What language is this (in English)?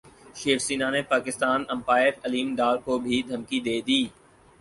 Urdu